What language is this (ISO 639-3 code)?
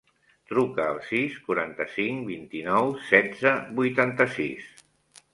cat